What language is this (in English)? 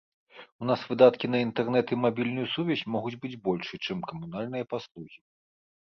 Belarusian